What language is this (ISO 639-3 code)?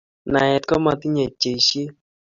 kln